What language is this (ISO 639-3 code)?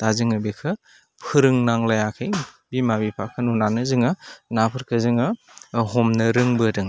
brx